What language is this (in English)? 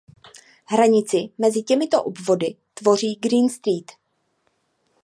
Czech